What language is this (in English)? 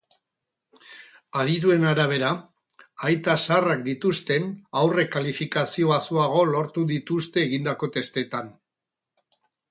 Basque